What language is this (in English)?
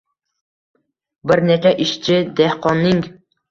Uzbek